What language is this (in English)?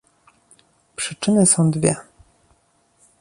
Polish